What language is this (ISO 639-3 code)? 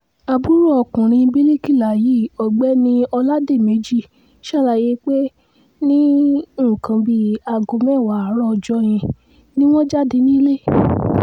yor